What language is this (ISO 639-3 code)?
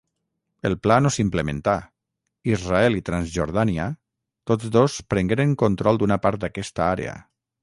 cat